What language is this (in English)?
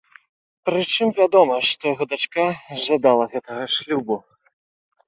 Belarusian